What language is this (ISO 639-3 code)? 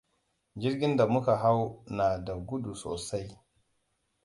hau